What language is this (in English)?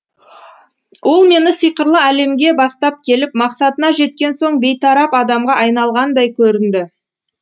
Kazakh